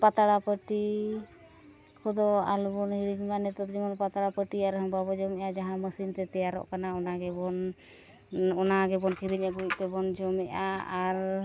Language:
Santali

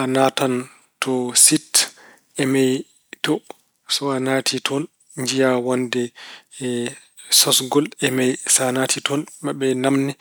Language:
Fula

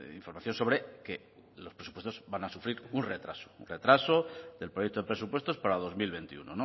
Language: Spanish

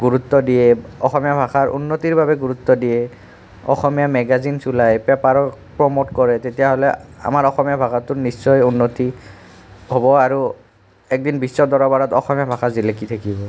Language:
Assamese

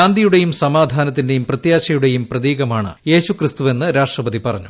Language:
Malayalam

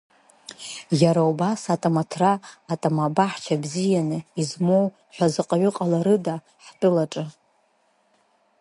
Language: Abkhazian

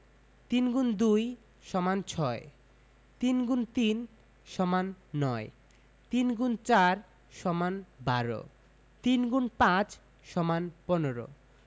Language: Bangla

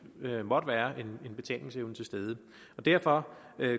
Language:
Danish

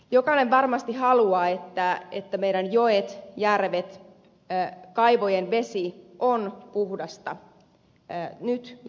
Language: Finnish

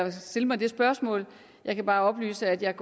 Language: Danish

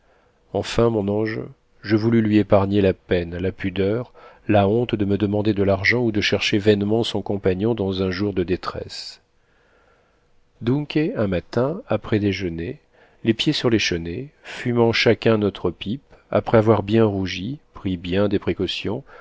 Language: French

